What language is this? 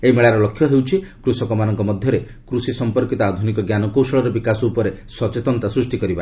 Odia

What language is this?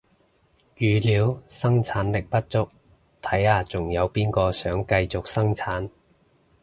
Cantonese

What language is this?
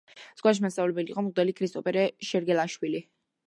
Georgian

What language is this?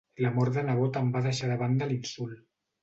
Catalan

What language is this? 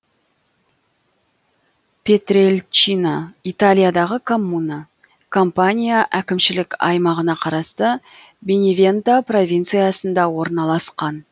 Kazakh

